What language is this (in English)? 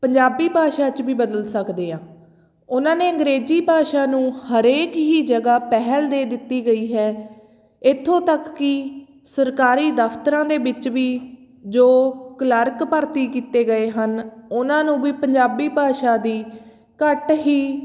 Punjabi